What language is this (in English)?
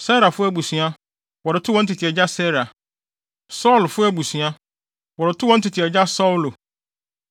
Akan